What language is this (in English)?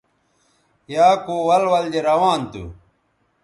Bateri